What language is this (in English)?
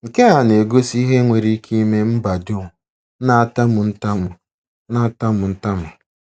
Igbo